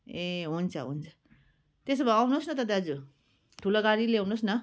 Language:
Nepali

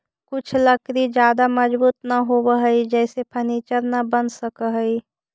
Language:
Magahi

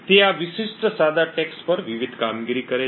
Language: Gujarati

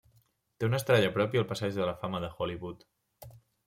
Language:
Catalan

